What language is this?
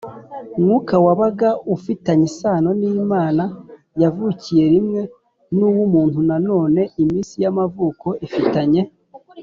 Kinyarwanda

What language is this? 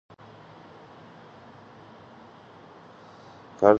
Georgian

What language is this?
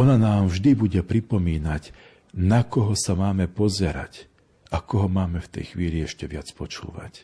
Slovak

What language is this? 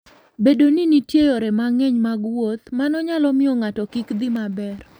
Luo (Kenya and Tanzania)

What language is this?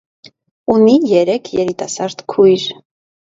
Armenian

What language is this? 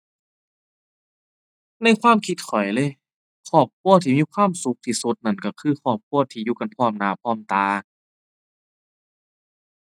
Thai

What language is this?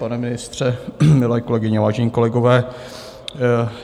Czech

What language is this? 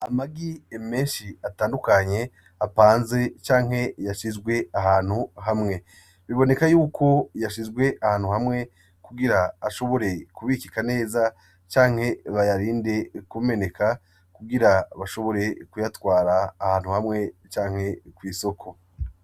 Rundi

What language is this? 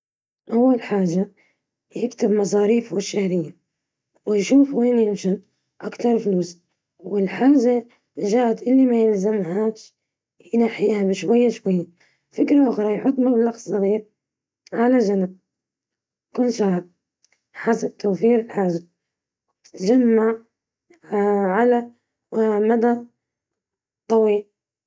Libyan Arabic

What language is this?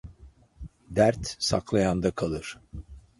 Turkish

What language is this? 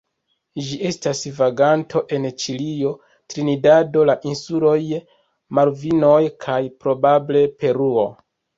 Esperanto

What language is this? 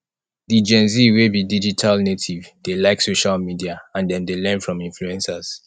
Nigerian Pidgin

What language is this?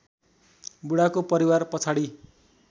Nepali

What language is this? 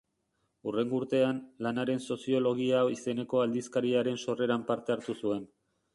Basque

